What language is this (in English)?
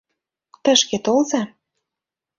Mari